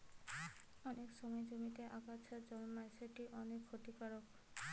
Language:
Bangla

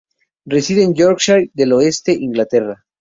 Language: Spanish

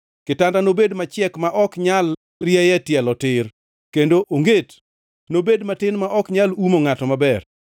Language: Luo (Kenya and Tanzania)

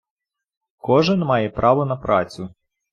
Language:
Ukrainian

